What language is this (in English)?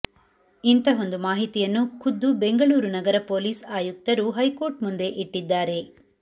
Kannada